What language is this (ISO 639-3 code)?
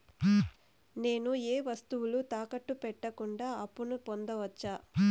tel